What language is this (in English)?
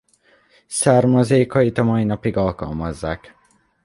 Hungarian